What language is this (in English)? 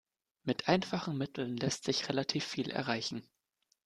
German